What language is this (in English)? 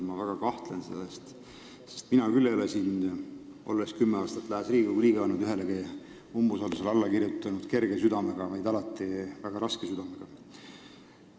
Estonian